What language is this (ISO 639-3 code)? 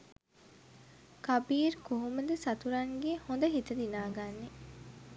sin